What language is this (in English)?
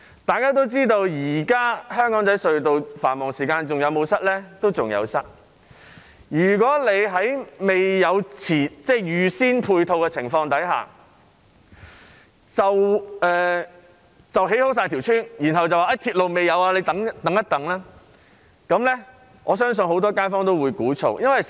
Cantonese